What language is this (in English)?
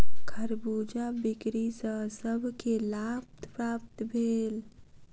Maithili